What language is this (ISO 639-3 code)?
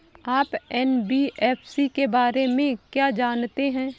hin